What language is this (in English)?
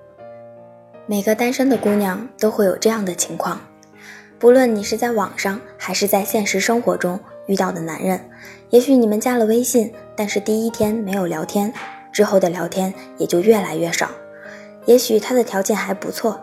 Chinese